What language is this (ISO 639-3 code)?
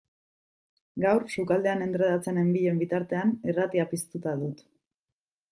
eus